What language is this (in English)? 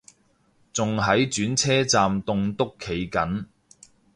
Cantonese